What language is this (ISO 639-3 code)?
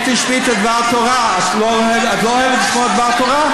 heb